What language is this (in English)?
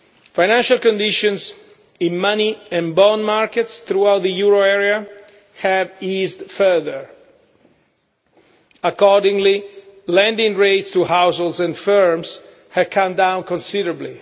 English